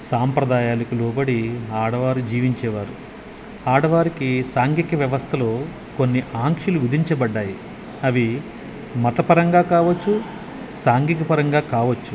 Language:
Telugu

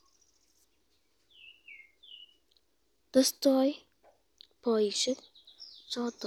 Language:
Kalenjin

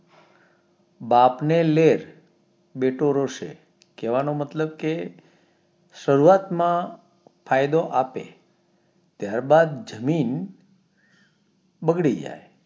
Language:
Gujarati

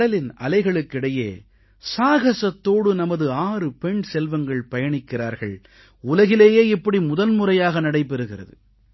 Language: Tamil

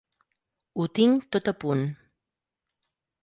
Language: Catalan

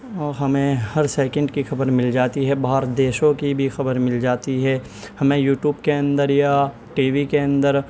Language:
Urdu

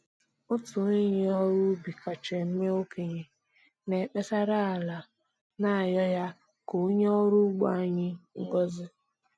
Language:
Igbo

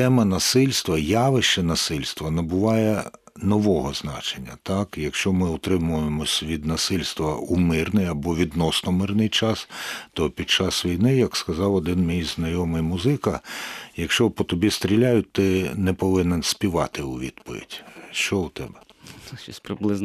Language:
Ukrainian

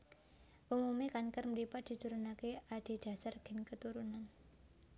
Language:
Javanese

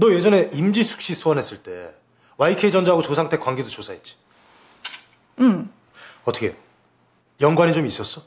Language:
Korean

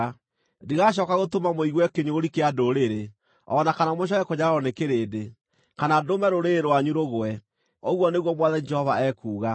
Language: Kikuyu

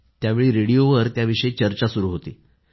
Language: Marathi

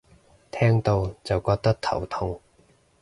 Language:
Cantonese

